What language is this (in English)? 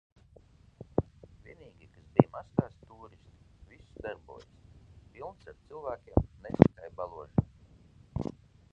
Latvian